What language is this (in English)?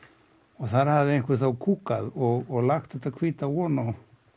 Icelandic